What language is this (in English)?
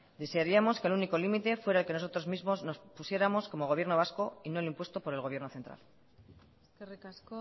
Spanish